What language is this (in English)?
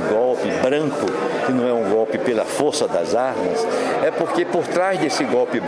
Portuguese